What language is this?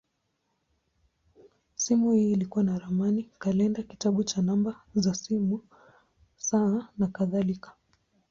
Swahili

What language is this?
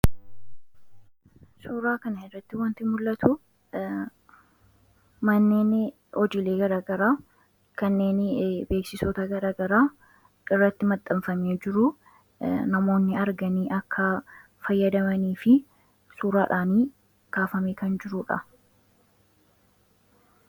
Oromo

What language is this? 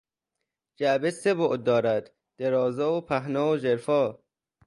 Persian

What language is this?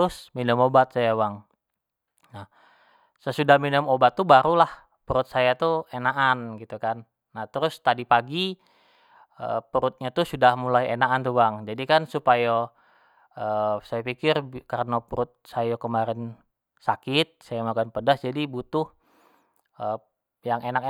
Jambi Malay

